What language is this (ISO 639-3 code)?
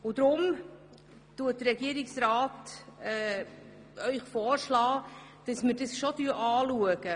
gsw